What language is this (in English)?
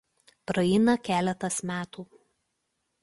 Lithuanian